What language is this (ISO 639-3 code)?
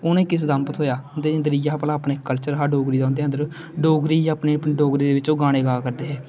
doi